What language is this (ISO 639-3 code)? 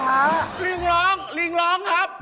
tha